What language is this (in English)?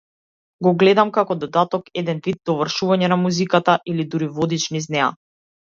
Macedonian